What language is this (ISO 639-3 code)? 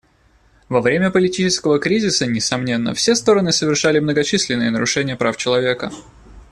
rus